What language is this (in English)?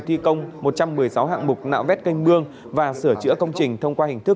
Vietnamese